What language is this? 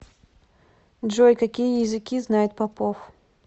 Russian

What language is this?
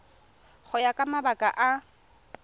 Tswana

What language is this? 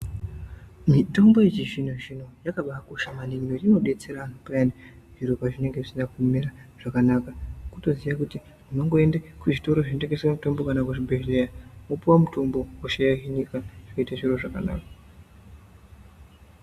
Ndau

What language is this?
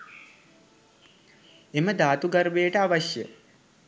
Sinhala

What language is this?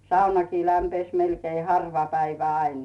Finnish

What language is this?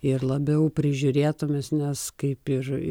Lithuanian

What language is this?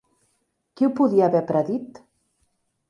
Catalan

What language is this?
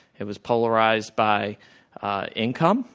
English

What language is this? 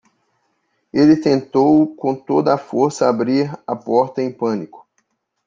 Portuguese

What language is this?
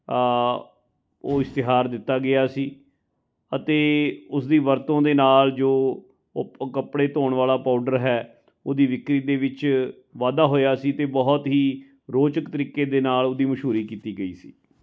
Punjabi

